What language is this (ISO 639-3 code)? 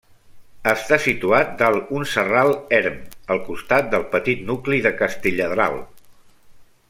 cat